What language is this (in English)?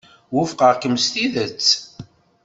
Kabyle